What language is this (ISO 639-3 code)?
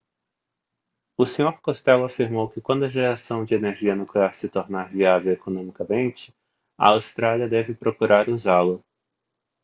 por